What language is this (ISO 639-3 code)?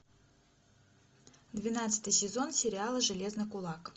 rus